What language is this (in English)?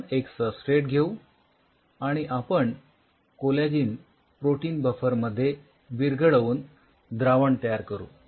Marathi